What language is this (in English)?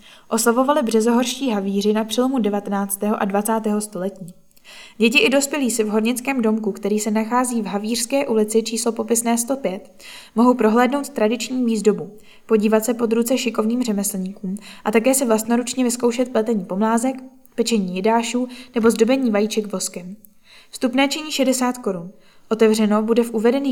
Czech